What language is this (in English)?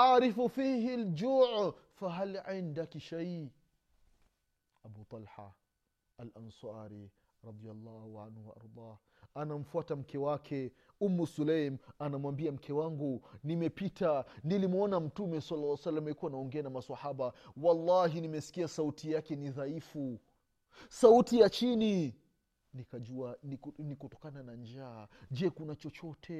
Swahili